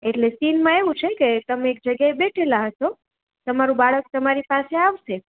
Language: Gujarati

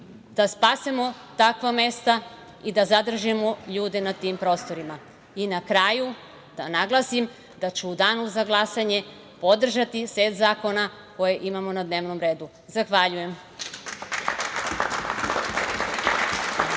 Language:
Serbian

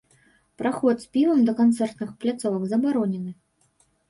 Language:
Belarusian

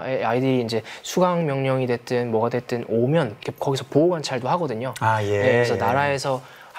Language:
Korean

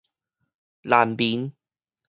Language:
Min Nan Chinese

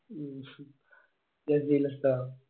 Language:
Malayalam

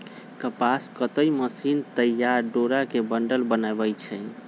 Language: Magahi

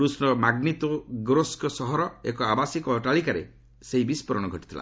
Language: Odia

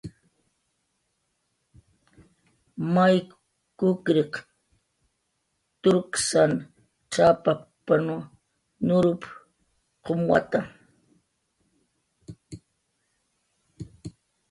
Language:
Jaqaru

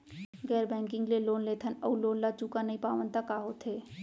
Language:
Chhattisgarhi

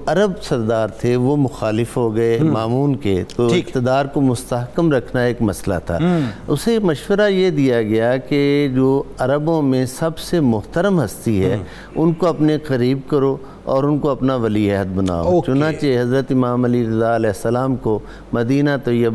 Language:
Urdu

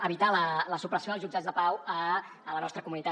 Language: Catalan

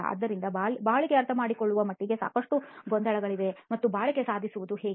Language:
Kannada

